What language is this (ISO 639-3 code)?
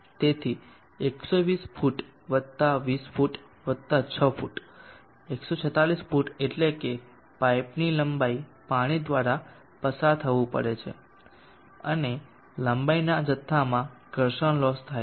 guj